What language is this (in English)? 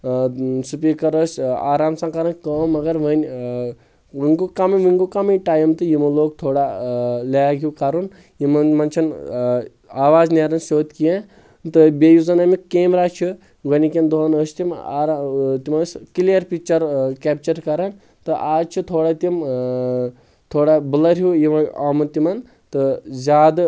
Kashmiri